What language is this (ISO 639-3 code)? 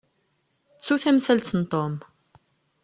kab